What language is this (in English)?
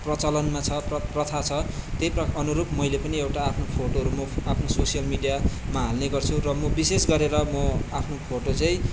Nepali